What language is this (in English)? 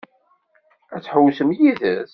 Kabyle